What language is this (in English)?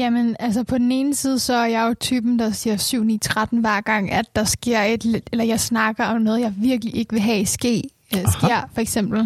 Danish